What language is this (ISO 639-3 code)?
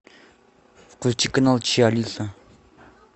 rus